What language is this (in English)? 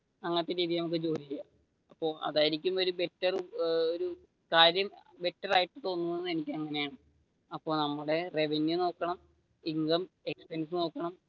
Malayalam